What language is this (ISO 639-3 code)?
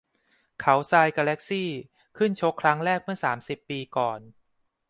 tha